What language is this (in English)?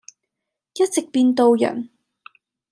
Cantonese